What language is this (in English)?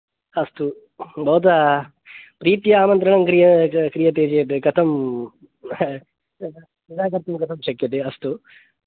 Sanskrit